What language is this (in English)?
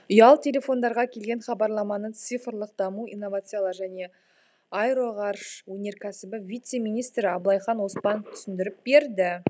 Kazakh